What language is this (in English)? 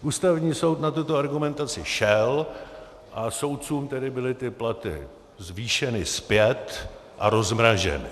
Czech